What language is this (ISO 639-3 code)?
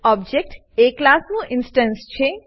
guj